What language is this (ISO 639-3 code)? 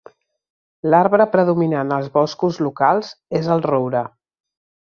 cat